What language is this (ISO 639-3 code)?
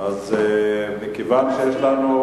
heb